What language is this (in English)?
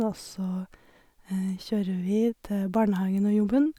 Norwegian